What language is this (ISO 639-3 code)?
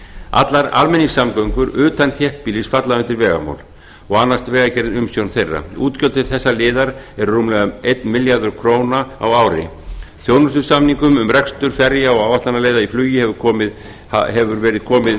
isl